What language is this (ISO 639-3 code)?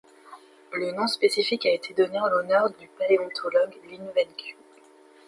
fra